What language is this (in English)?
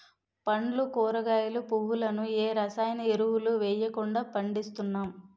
Telugu